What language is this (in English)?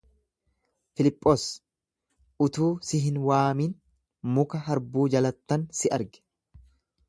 Oromo